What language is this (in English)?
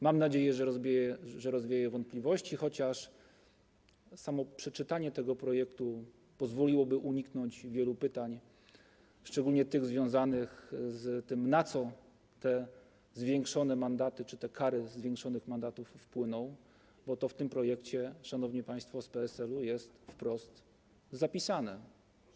Polish